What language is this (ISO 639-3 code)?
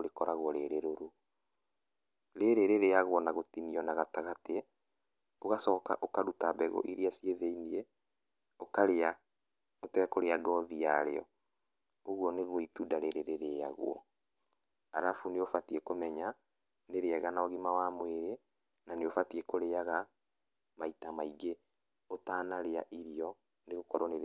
kik